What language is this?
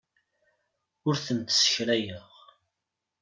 Kabyle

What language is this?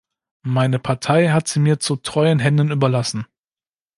German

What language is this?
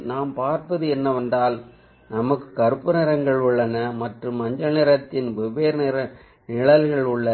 Tamil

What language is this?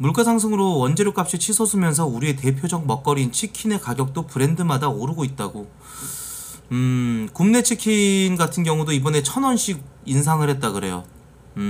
Korean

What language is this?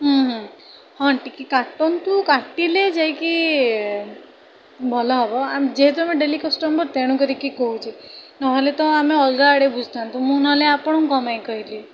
Odia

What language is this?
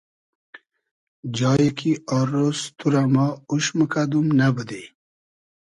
Hazaragi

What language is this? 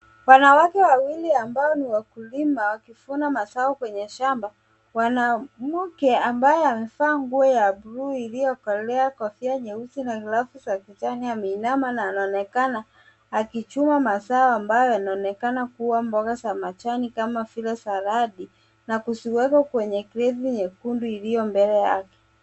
Swahili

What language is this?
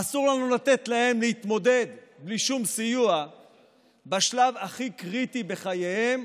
Hebrew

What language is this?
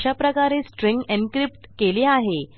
Marathi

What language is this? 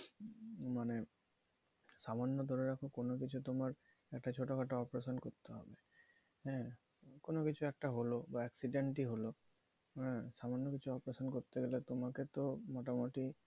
Bangla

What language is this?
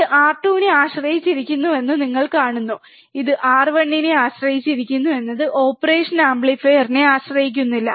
Malayalam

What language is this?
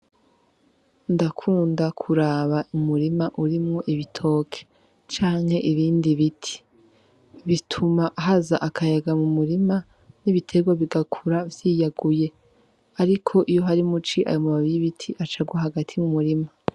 Rundi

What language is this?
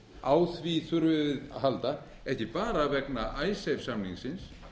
Icelandic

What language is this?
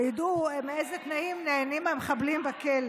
Hebrew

